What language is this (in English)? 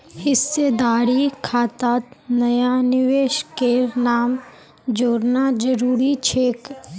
Magahi